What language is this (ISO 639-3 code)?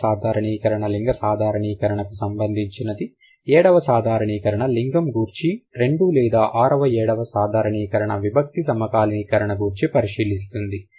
tel